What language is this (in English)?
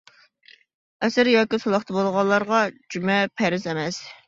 Uyghur